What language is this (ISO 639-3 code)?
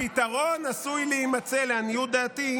heb